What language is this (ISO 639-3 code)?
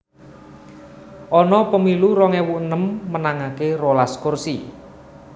jav